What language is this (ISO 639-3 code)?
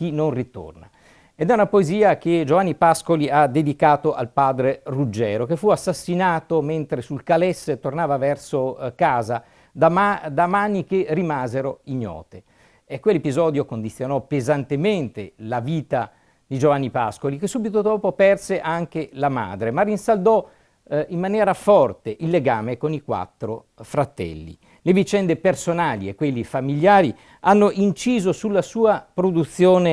ita